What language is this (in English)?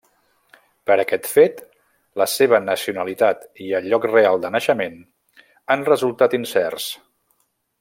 Catalan